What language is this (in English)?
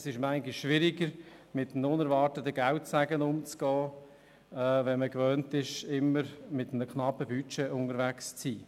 Swiss German